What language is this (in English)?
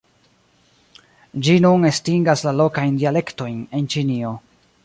Esperanto